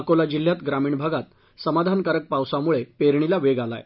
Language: Marathi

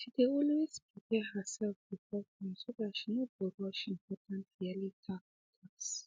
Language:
Nigerian Pidgin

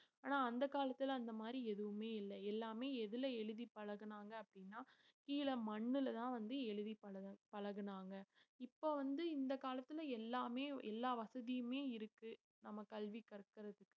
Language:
Tamil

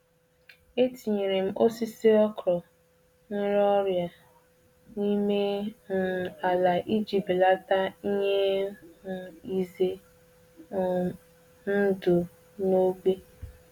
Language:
Igbo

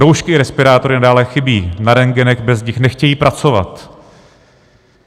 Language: Czech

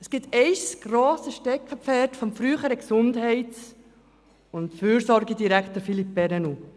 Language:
Swiss German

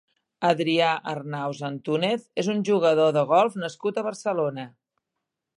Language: Catalan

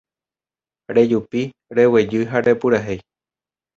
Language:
Guarani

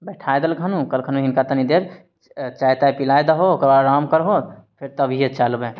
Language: Maithili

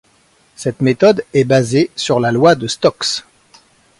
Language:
French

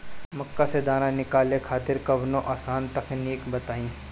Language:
Bhojpuri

